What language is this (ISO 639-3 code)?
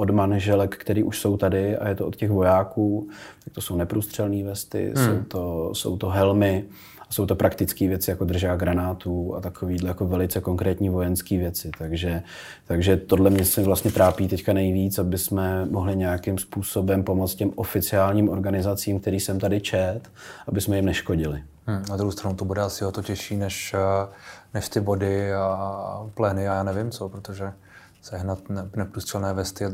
ces